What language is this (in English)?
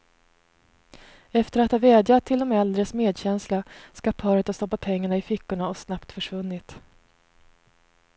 Swedish